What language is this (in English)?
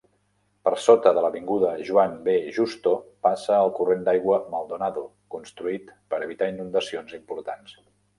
Catalan